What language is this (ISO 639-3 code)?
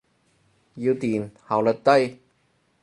yue